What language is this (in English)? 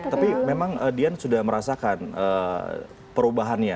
Indonesian